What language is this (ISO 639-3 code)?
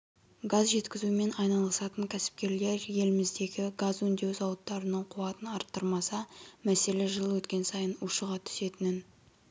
kaz